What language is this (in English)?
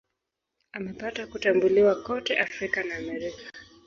Swahili